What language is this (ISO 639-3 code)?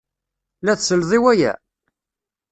kab